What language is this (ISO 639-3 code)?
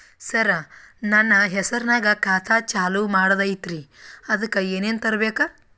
kan